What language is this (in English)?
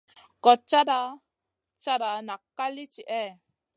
Masana